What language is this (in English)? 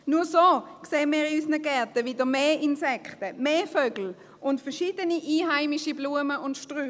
Swiss German